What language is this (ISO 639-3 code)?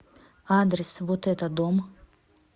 rus